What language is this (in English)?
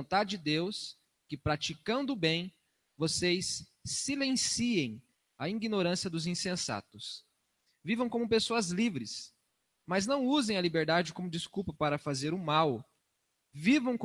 Portuguese